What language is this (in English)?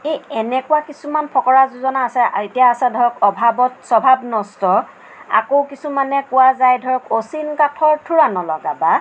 Assamese